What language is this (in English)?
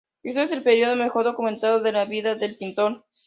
Spanish